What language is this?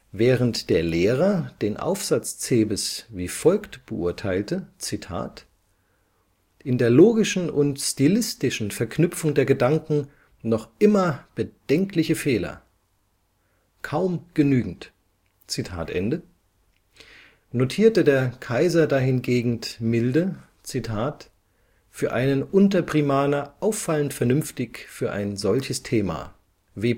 German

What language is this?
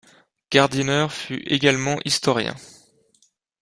French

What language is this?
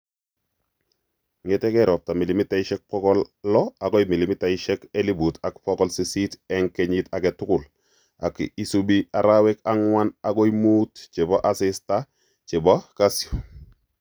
Kalenjin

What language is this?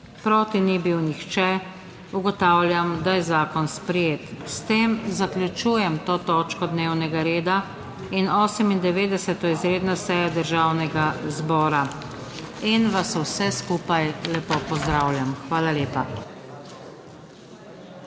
Slovenian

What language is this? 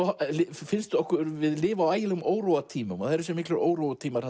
Icelandic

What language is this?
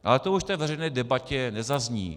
Czech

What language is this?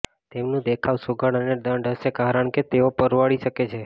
Gujarati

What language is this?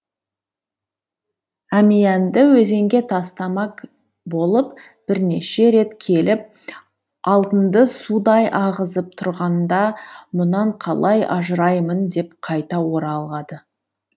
Kazakh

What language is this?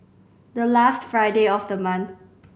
English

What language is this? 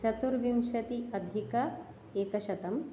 Sanskrit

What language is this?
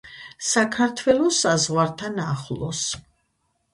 Georgian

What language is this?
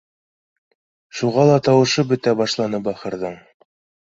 Bashkir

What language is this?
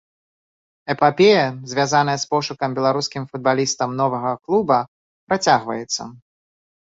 Belarusian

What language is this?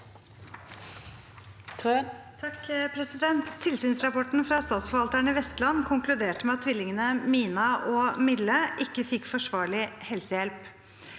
Norwegian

